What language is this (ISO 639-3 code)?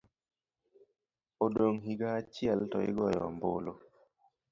luo